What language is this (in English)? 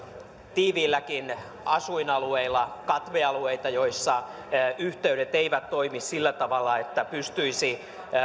Finnish